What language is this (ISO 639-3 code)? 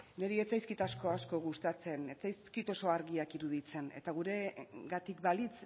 eus